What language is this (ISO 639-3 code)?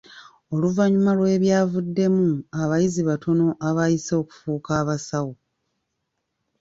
lug